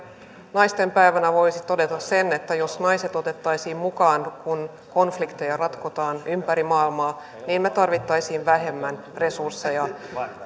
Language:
Finnish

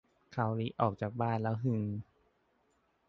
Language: Thai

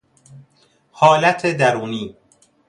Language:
Persian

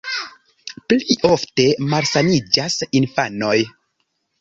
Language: Esperanto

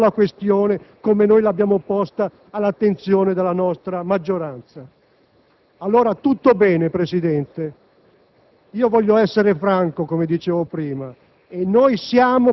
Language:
Italian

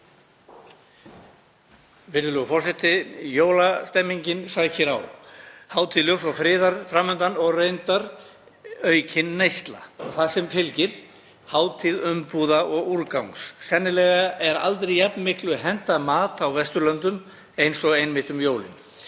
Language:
Icelandic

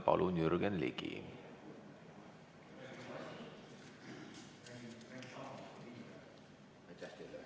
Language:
Estonian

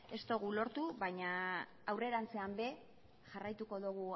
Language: Basque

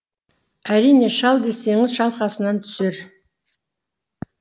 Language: Kazakh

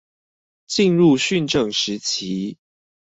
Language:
Chinese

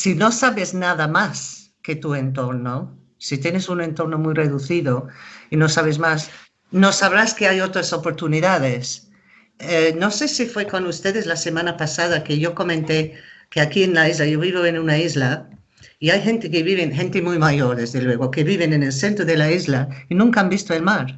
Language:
Spanish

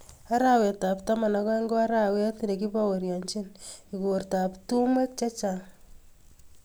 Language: Kalenjin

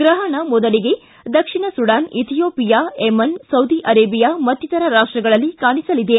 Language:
Kannada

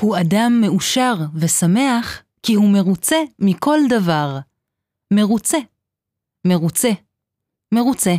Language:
Hebrew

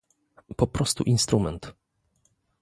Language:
Polish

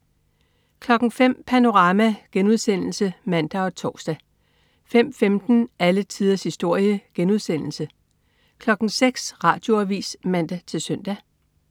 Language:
Danish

